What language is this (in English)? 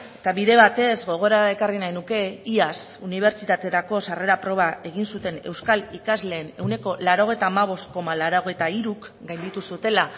Basque